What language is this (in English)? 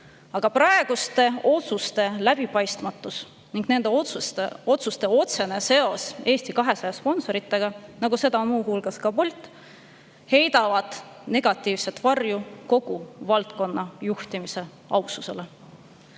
Estonian